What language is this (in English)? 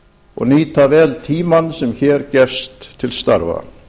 Icelandic